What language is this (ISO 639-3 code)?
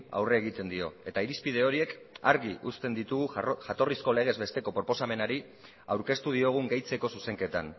eus